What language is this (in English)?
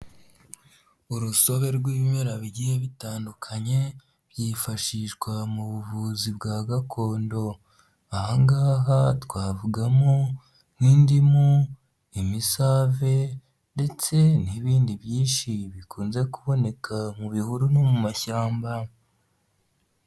Kinyarwanda